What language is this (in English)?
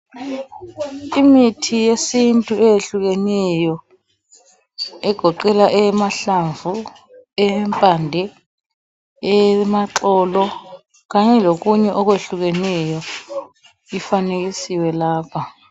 North Ndebele